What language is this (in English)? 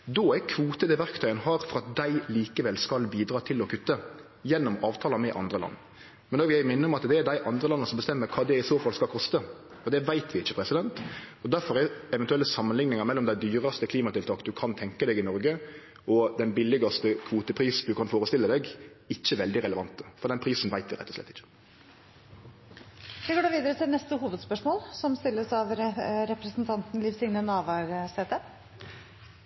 Norwegian